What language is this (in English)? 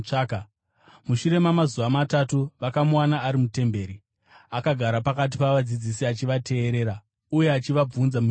Shona